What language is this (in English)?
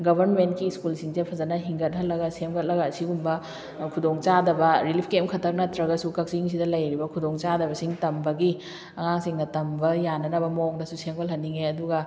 Manipuri